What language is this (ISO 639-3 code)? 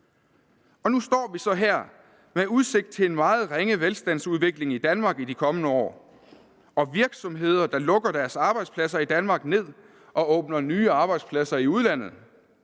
dan